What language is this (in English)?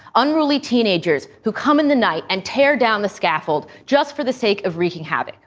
English